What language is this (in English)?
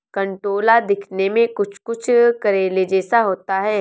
Hindi